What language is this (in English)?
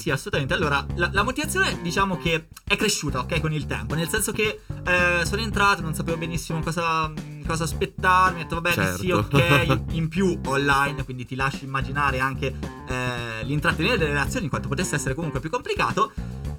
Italian